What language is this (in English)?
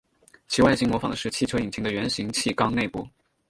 Chinese